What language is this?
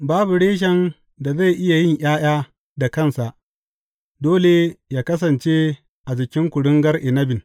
Hausa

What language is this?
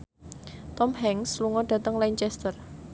Javanese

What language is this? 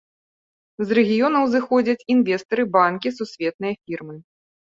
Belarusian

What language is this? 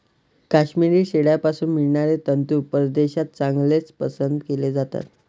Marathi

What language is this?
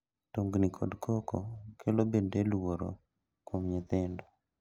Luo (Kenya and Tanzania)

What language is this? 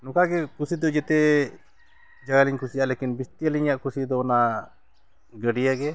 Santali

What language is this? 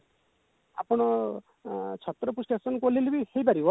Odia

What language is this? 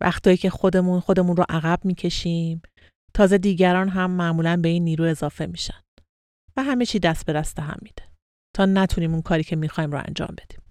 Persian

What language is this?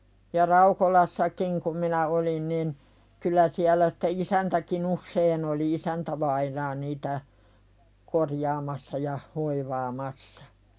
Finnish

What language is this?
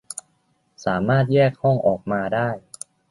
Thai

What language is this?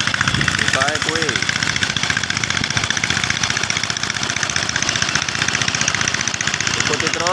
Indonesian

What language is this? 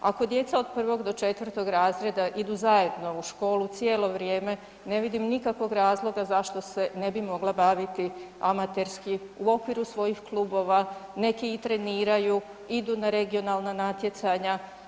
Croatian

